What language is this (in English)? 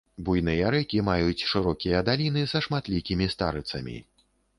Belarusian